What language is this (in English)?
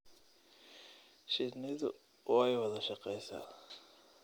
Somali